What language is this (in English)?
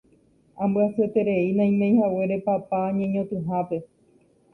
Guarani